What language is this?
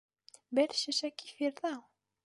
Bashkir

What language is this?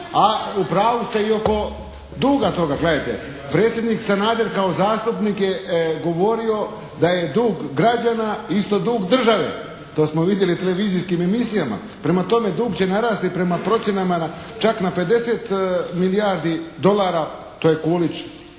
Croatian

